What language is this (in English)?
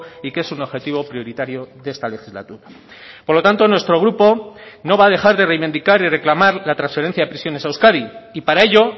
Spanish